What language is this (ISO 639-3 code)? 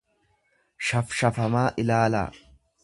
orm